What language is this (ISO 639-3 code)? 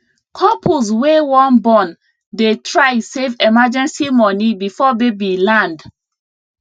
pcm